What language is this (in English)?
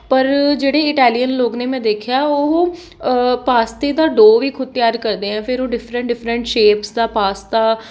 Punjabi